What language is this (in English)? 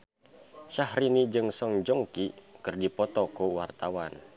Sundanese